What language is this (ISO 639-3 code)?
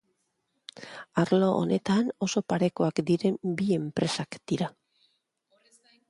eus